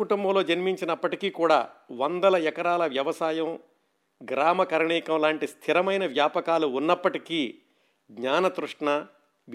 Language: Telugu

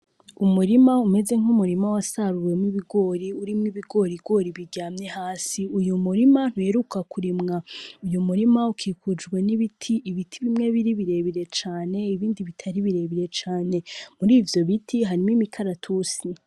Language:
Rundi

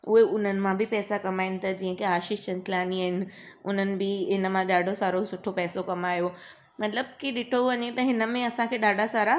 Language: Sindhi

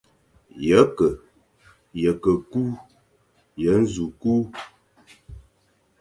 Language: Fang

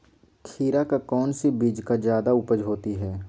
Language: Magahi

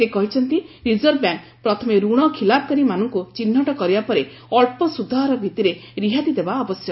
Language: Odia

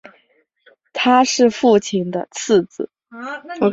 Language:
Chinese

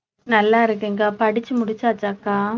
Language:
Tamil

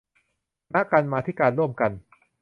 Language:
Thai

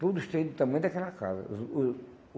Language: Portuguese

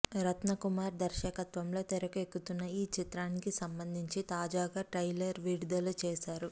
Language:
Telugu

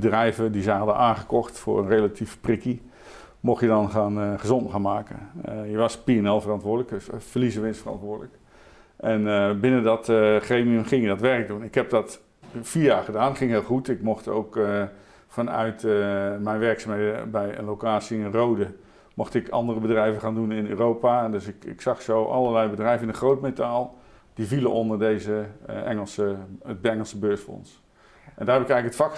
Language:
Dutch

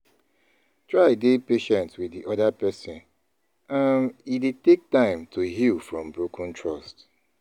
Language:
Nigerian Pidgin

